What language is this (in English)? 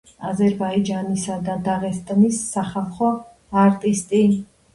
Georgian